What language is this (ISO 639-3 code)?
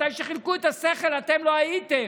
heb